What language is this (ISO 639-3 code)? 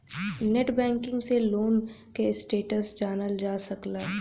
bho